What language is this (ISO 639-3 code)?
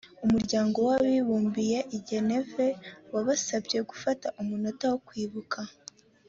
kin